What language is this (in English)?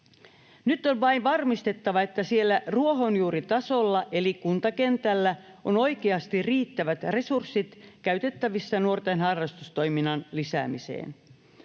Finnish